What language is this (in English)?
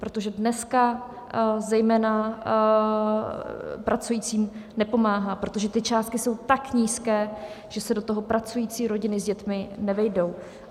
Czech